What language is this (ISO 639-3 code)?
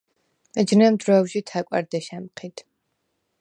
sva